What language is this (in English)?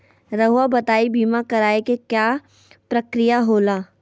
Magahi